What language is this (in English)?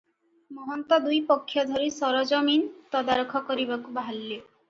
Odia